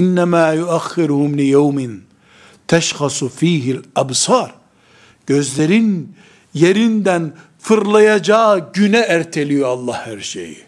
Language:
Turkish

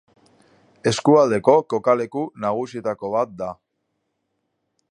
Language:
Basque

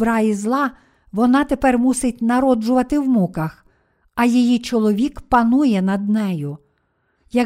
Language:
Ukrainian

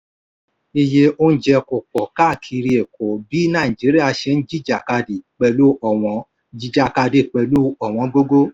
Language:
Yoruba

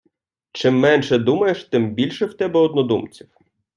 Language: Ukrainian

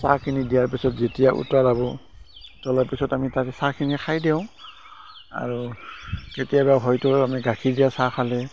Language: Assamese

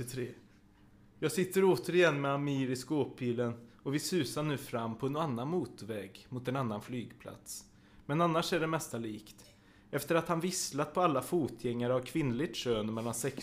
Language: Swedish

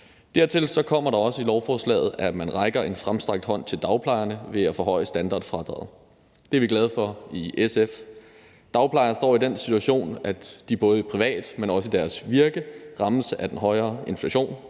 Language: Danish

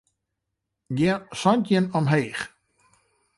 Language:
Western Frisian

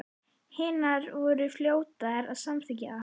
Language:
Icelandic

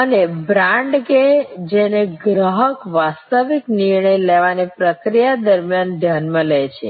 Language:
Gujarati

